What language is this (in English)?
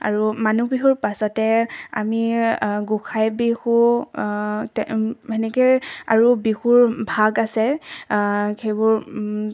Assamese